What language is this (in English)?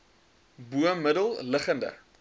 Afrikaans